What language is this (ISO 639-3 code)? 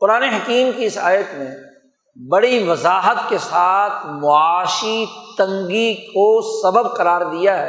urd